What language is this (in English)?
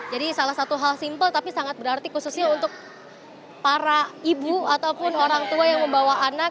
Indonesian